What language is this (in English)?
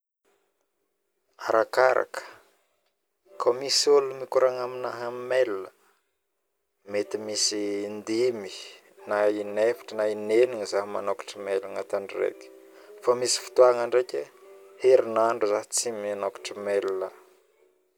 Northern Betsimisaraka Malagasy